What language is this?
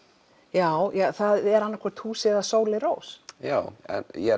Icelandic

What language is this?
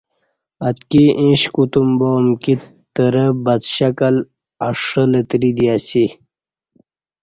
Kati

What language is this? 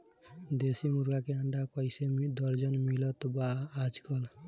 Bhojpuri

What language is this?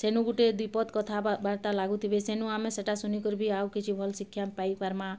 Odia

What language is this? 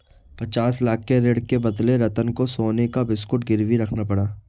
Hindi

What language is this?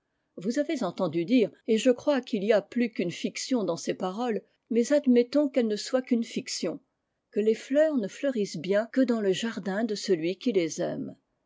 French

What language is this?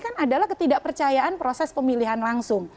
Indonesian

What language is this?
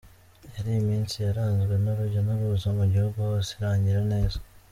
Kinyarwanda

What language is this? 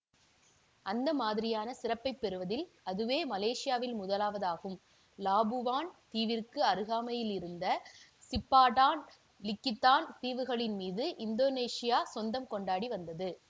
Tamil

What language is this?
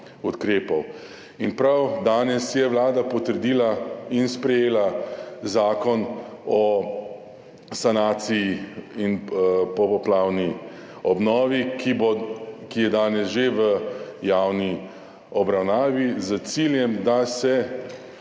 Slovenian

